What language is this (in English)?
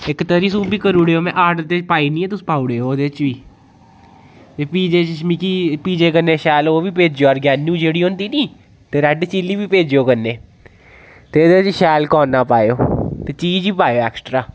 Dogri